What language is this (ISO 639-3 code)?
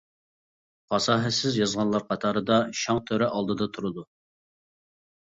uig